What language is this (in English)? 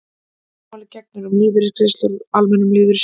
Icelandic